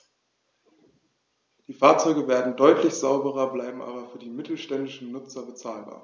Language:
German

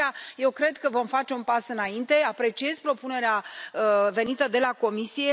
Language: Romanian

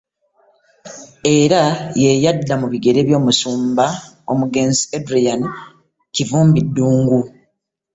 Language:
Ganda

